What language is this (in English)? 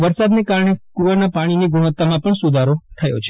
Gujarati